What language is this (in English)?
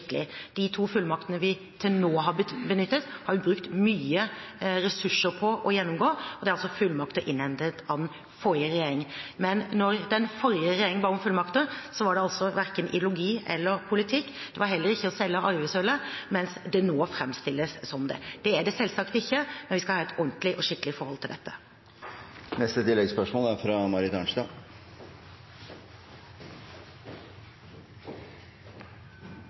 Norwegian